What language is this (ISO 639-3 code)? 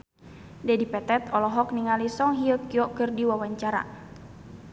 sun